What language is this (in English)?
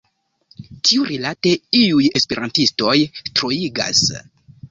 Esperanto